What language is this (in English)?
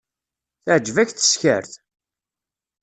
Kabyle